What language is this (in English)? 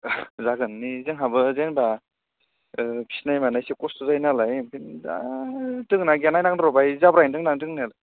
Bodo